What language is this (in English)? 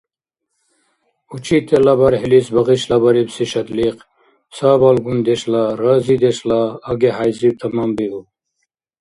Dargwa